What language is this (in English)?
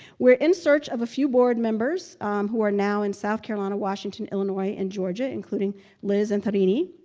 English